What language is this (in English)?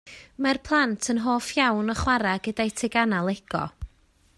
Welsh